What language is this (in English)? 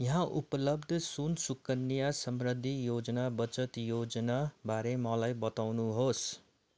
Nepali